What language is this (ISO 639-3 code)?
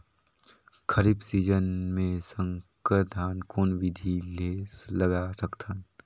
hne